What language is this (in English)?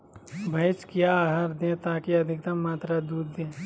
Magahi